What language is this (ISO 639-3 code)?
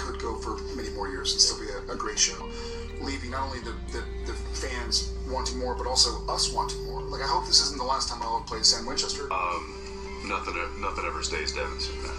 eng